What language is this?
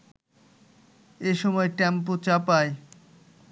Bangla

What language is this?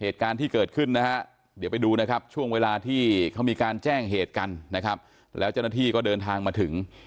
Thai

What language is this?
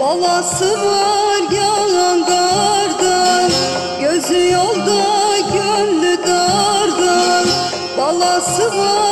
Turkish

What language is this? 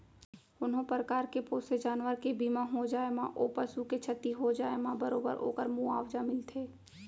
Chhattisgarhi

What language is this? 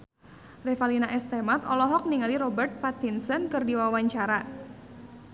Sundanese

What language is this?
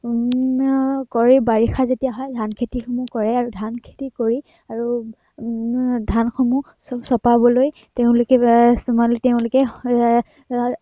Assamese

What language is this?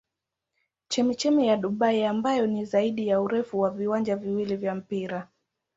Swahili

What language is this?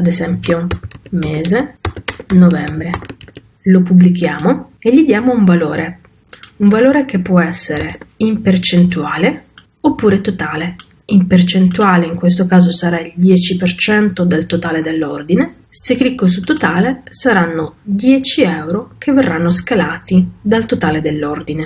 Italian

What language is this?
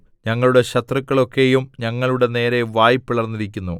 Malayalam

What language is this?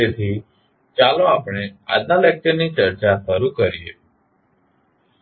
Gujarati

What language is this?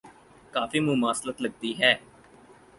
Urdu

